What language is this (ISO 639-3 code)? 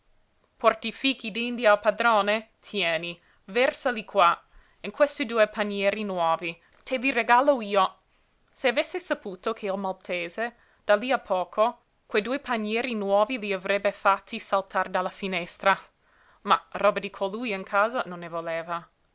ita